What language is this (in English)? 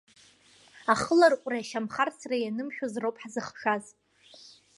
Abkhazian